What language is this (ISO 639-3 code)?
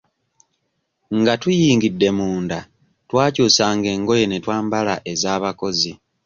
lug